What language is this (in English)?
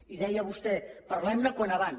Catalan